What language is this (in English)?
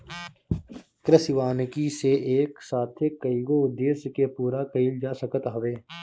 Bhojpuri